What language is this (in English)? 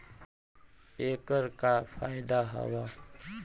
Bhojpuri